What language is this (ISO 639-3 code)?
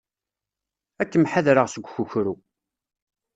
kab